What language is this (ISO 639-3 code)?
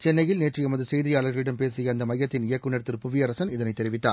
tam